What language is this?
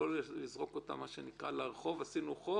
Hebrew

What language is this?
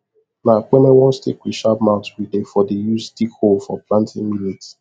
Nigerian Pidgin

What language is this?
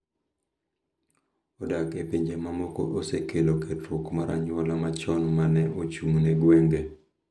Luo (Kenya and Tanzania)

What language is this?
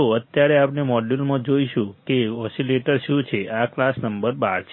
Gujarati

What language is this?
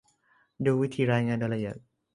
Thai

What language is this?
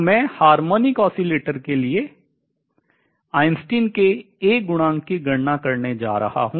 Hindi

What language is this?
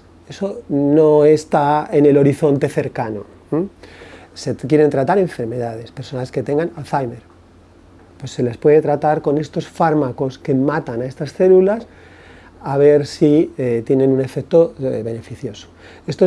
Spanish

